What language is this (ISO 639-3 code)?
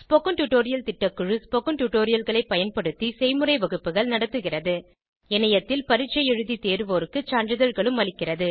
tam